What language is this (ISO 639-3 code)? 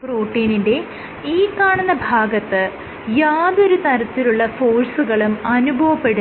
mal